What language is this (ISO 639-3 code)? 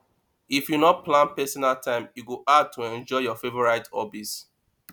pcm